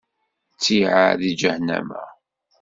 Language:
Kabyle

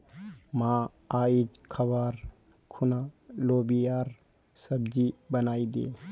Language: Magahi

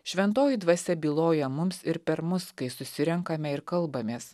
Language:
Lithuanian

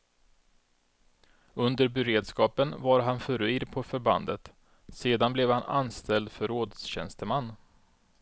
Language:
Swedish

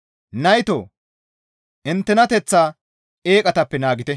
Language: Gamo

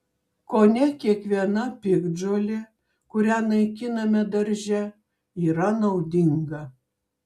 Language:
Lithuanian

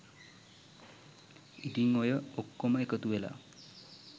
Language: Sinhala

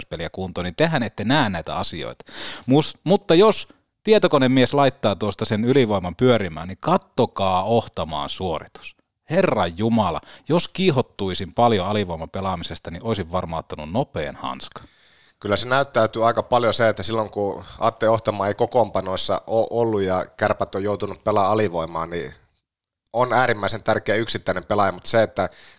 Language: Finnish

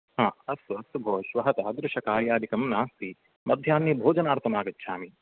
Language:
Sanskrit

